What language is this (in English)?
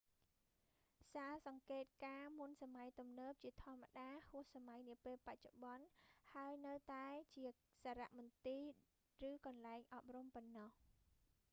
Khmer